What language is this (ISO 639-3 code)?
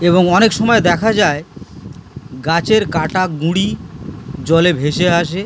ben